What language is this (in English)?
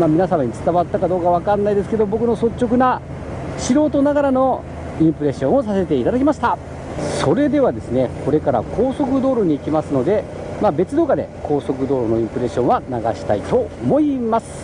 Japanese